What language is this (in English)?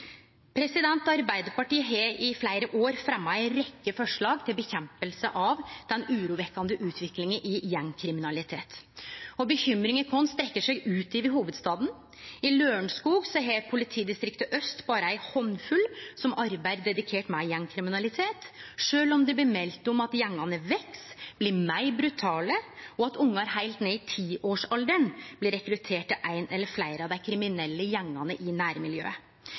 Norwegian Nynorsk